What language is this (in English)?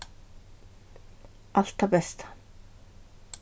Faroese